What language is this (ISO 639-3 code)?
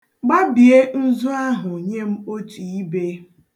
ibo